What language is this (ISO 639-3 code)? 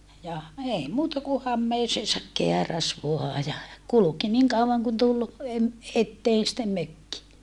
fin